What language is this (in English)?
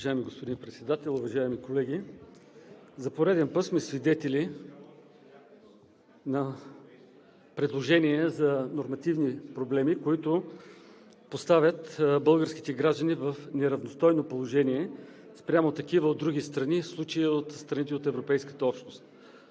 Bulgarian